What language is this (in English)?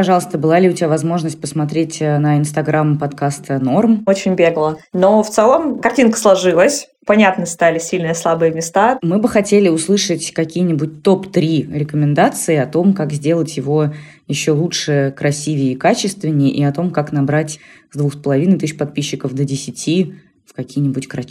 Russian